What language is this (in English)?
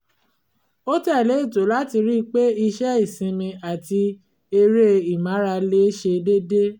Yoruba